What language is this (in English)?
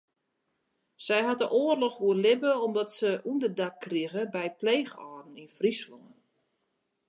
Western Frisian